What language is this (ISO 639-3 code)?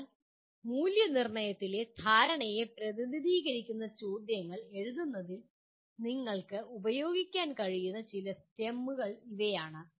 mal